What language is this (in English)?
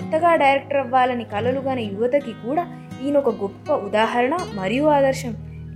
Telugu